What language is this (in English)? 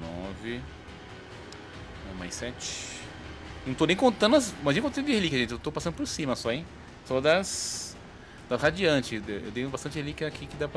Portuguese